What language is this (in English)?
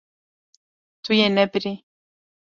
Kurdish